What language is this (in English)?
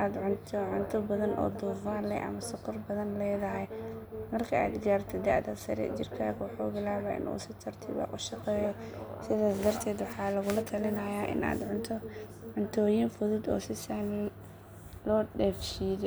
Somali